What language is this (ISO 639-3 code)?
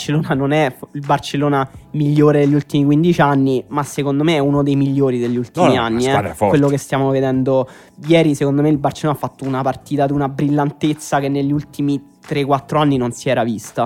ita